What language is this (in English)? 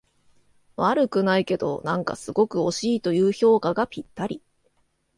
Japanese